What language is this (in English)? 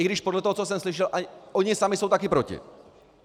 Czech